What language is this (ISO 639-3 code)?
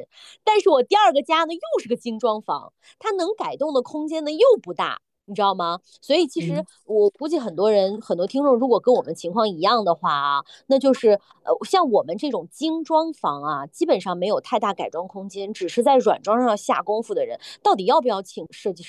zho